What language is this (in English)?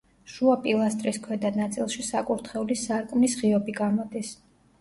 Georgian